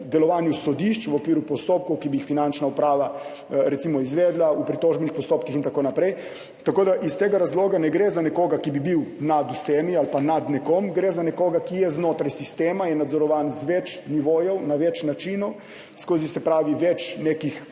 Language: Slovenian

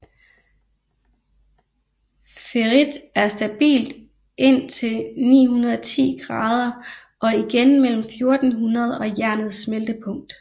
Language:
Danish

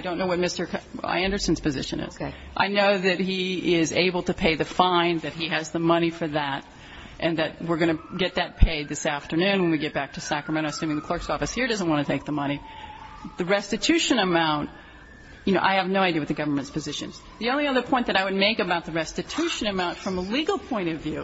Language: English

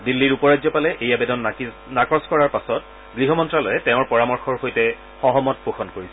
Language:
Assamese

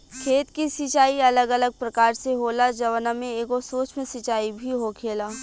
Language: Bhojpuri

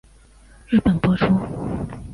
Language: Chinese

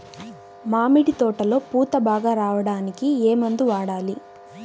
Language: Telugu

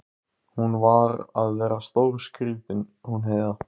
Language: Icelandic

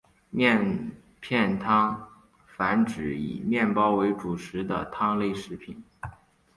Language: Chinese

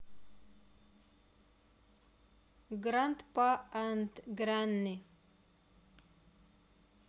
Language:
Russian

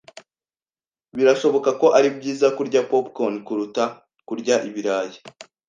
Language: Kinyarwanda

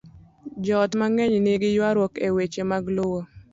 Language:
Luo (Kenya and Tanzania)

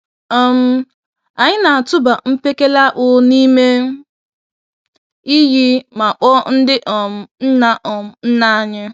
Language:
Igbo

